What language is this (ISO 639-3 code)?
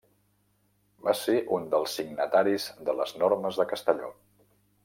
cat